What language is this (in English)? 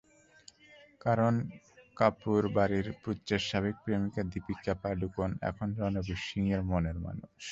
Bangla